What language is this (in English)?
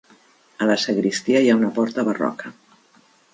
Catalan